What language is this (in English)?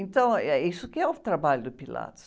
Portuguese